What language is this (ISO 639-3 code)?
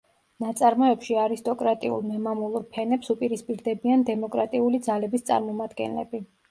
kat